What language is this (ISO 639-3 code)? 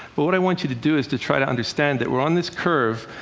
eng